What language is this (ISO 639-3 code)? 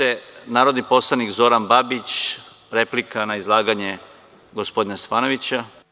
srp